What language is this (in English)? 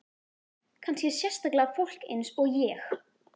Icelandic